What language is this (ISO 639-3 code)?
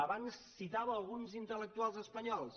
cat